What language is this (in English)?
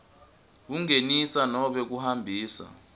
Swati